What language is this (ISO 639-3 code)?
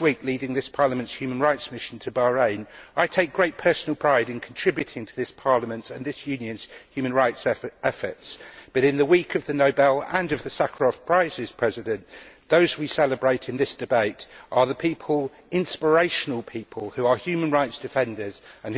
eng